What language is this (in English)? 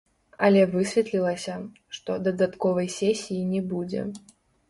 Belarusian